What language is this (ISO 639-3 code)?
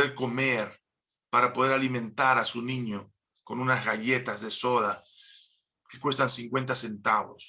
spa